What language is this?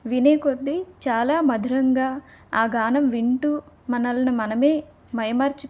Telugu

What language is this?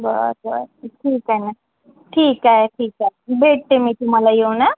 Marathi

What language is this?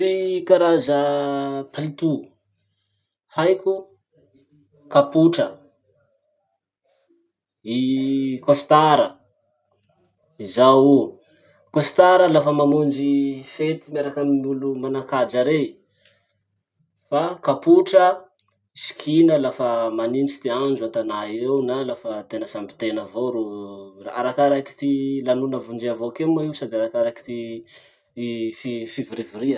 Masikoro Malagasy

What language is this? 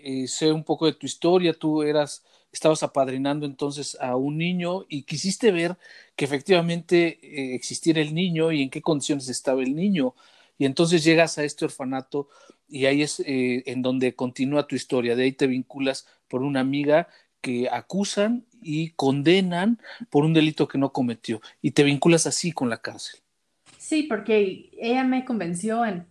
Spanish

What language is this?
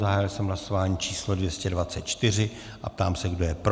Czech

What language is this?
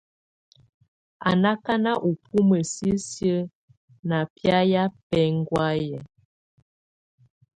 Tunen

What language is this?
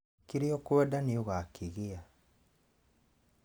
Kikuyu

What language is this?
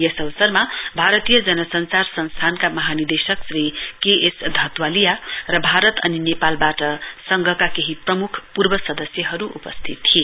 Nepali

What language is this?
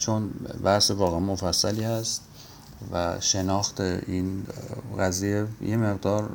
Persian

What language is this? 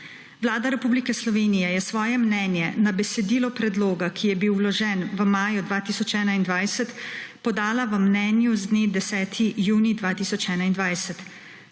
Slovenian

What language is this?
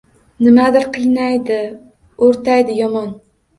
Uzbek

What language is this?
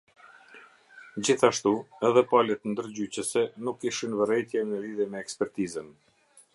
Albanian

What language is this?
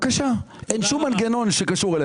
Hebrew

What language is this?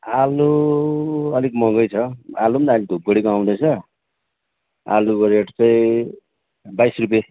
Nepali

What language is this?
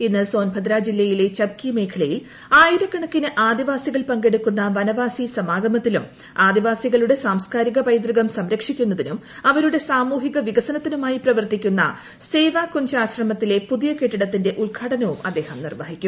Malayalam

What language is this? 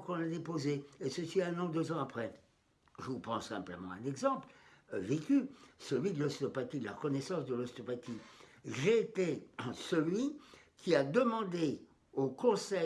French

